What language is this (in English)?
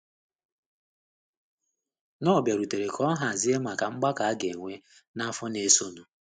Igbo